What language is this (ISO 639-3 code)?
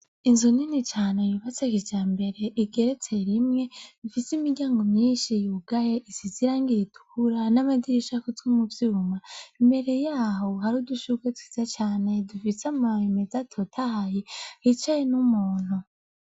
run